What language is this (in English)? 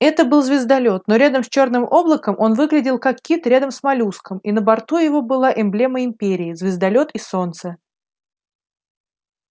Russian